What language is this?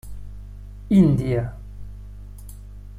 Catalan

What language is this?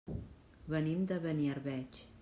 Catalan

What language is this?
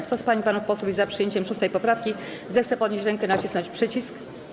Polish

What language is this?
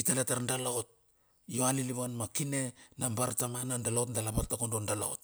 Bilur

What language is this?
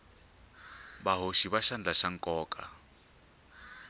Tsonga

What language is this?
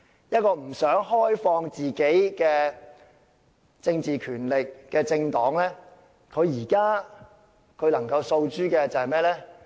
Cantonese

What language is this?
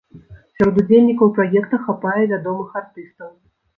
Belarusian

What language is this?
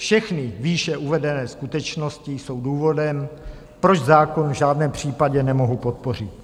Czech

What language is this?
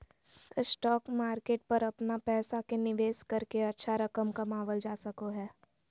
Magahi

